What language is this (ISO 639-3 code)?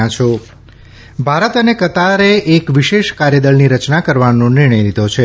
guj